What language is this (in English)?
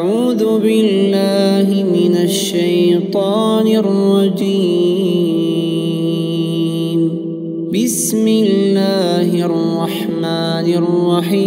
Arabic